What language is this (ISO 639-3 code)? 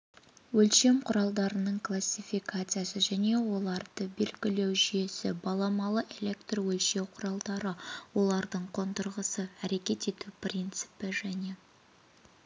kaz